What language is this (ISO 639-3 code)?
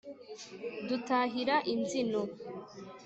kin